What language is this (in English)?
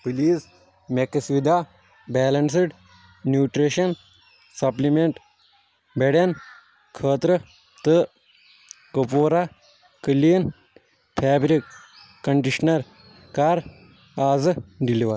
Kashmiri